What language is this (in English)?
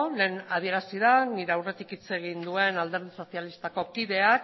Basque